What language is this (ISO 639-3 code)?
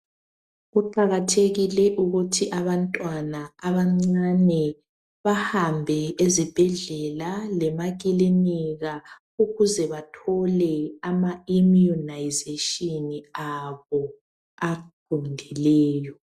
nde